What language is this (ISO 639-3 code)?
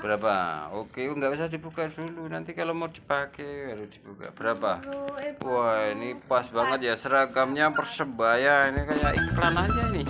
ind